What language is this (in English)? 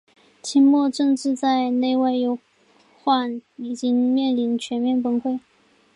Chinese